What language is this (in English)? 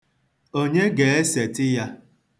Igbo